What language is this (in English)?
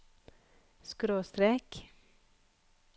Norwegian